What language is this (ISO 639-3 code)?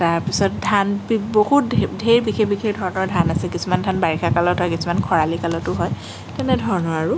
asm